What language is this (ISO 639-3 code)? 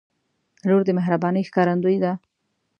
pus